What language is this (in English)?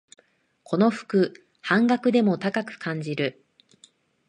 Japanese